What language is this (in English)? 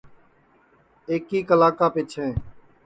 Sansi